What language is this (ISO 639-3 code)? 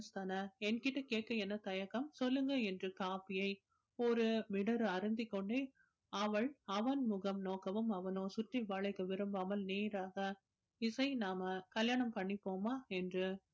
tam